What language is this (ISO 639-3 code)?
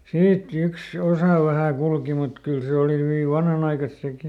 fin